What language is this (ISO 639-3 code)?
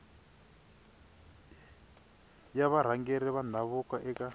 tso